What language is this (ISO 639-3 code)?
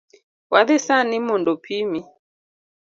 luo